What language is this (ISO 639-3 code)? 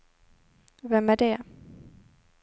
swe